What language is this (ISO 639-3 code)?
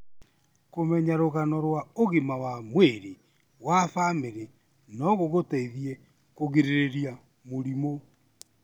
kik